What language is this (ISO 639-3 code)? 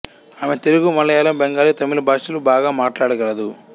tel